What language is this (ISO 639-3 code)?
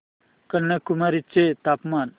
mar